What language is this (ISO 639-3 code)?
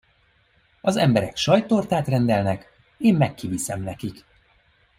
hun